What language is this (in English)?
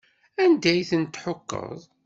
Kabyle